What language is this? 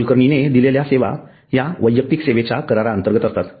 Marathi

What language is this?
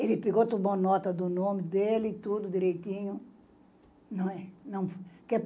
Portuguese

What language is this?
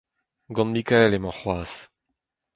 Breton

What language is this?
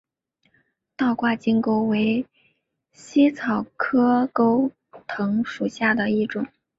Chinese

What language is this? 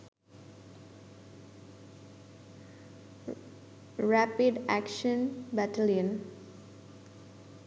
Bangla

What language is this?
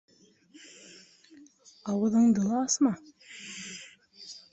Bashkir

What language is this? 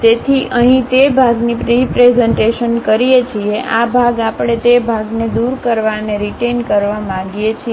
Gujarati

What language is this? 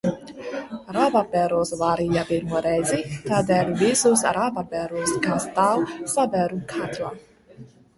Latvian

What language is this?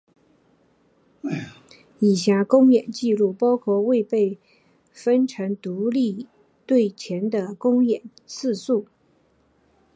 Chinese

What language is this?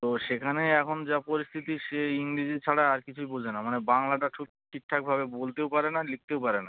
Bangla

